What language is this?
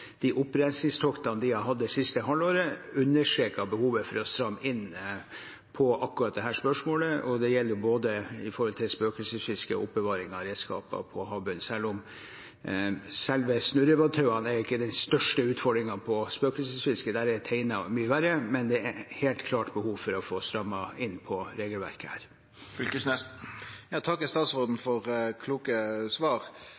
Norwegian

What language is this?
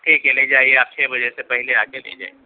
Urdu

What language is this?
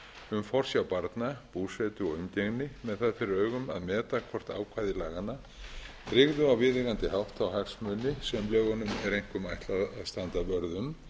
Icelandic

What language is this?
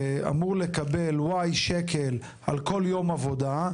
Hebrew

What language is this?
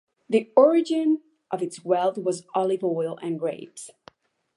English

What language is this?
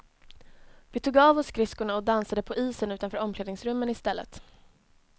Swedish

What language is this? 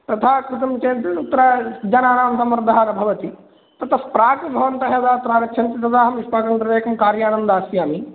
Sanskrit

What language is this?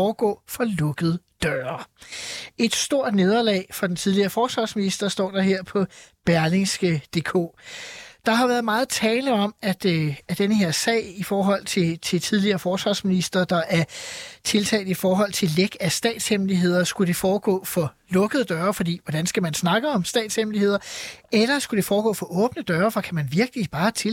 Danish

